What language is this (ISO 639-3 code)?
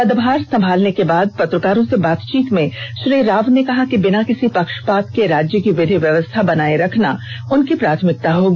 hin